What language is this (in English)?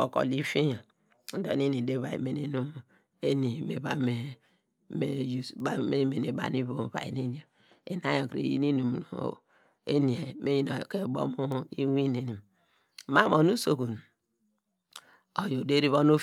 Degema